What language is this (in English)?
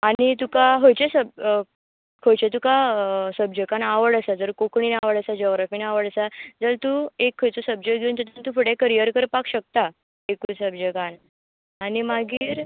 Konkani